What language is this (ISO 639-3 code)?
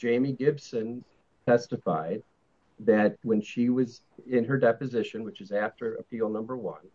eng